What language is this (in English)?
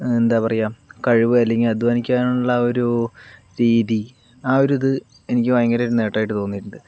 Malayalam